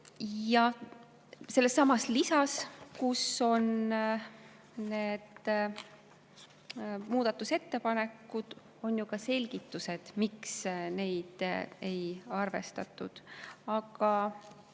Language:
Estonian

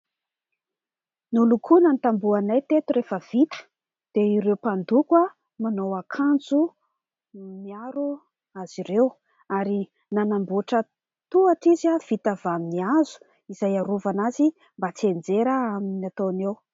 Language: Malagasy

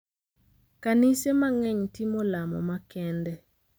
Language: Luo (Kenya and Tanzania)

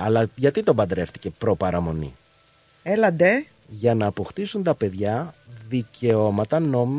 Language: Greek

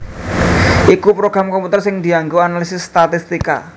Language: Javanese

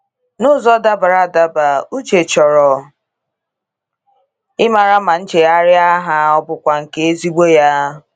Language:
Igbo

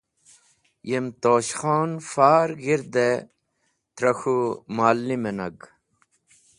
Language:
Wakhi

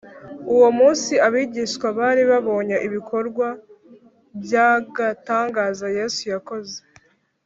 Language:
Kinyarwanda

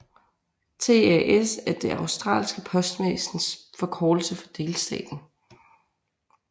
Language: Danish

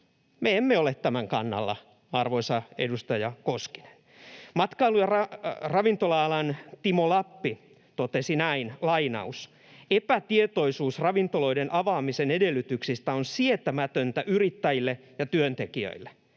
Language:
Finnish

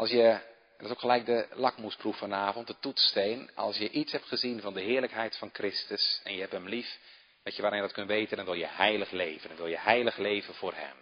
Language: Dutch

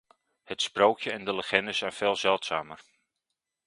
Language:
Dutch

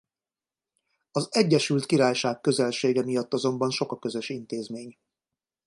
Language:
Hungarian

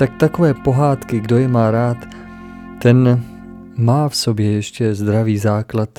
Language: Czech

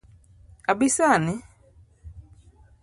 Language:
Luo (Kenya and Tanzania)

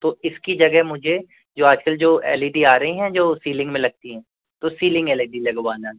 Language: Hindi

